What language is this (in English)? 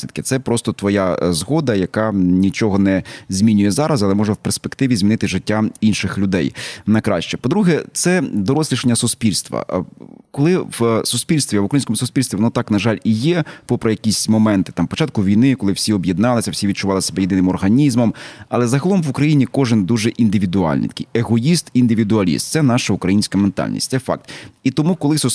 Ukrainian